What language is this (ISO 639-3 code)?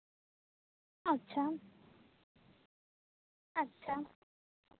sat